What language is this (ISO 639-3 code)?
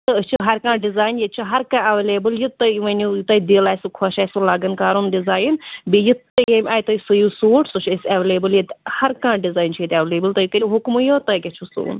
kas